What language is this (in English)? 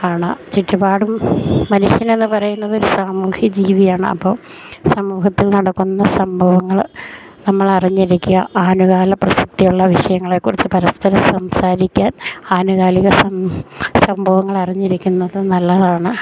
Malayalam